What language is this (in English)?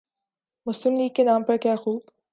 Urdu